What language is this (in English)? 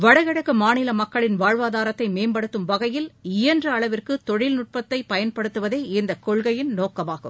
Tamil